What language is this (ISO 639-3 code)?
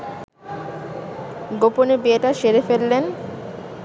ben